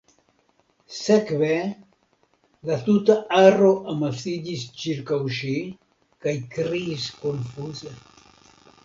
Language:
Esperanto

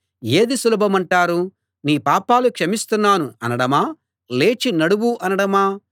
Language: Telugu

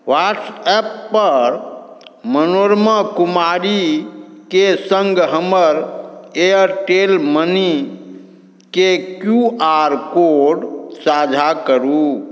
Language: Maithili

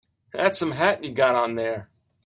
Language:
English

